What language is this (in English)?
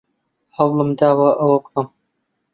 Central Kurdish